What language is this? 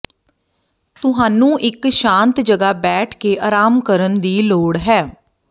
Punjabi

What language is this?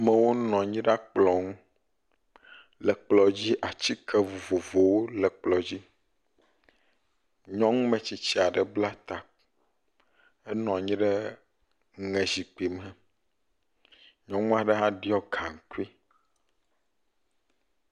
Ewe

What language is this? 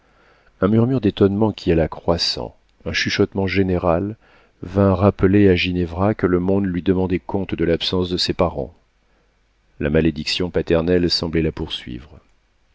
French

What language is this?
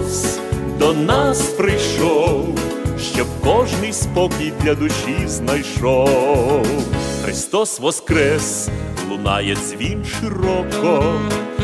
Ukrainian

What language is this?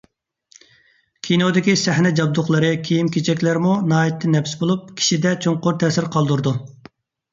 Uyghur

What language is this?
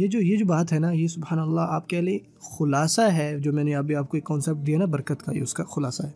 Urdu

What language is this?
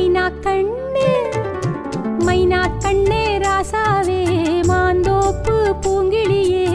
Tamil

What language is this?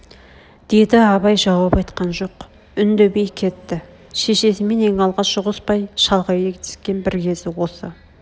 Kazakh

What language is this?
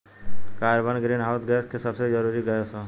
Bhojpuri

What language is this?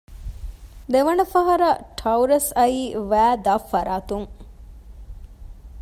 Divehi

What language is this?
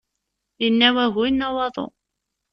Kabyle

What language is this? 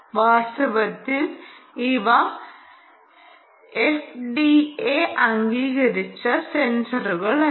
Malayalam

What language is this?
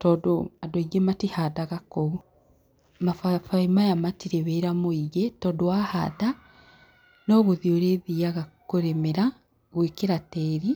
Kikuyu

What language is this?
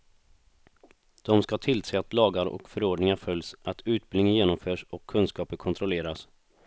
Swedish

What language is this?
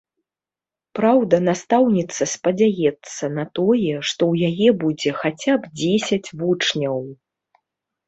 Belarusian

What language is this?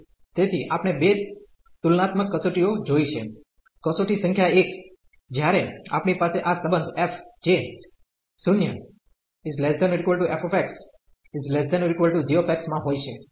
Gujarati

